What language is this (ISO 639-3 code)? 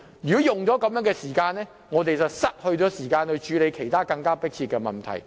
yue